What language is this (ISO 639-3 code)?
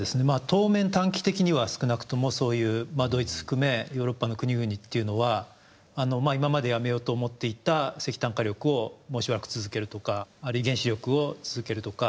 jpn